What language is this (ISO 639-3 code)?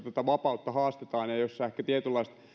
fin